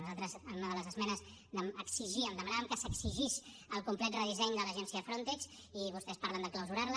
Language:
Catalan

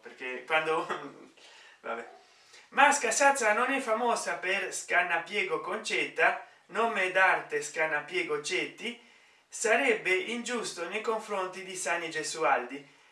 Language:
Italian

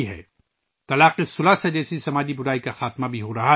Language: Urdu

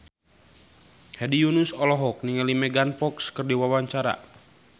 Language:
Sundanese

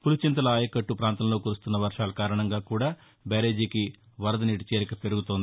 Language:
Telugu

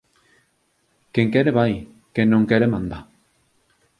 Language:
Galician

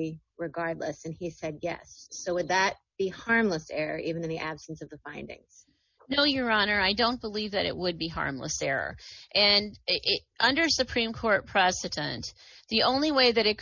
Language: English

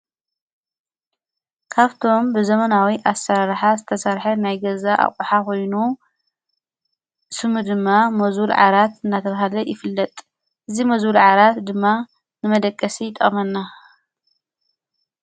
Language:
Tigrinya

